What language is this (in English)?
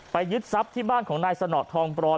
Thai